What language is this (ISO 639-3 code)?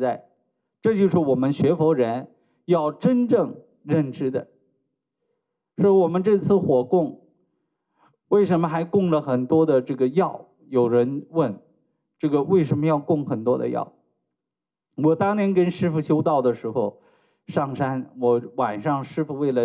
zho